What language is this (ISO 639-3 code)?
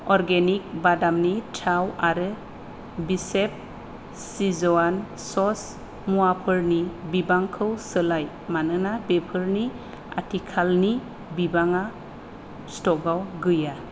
brx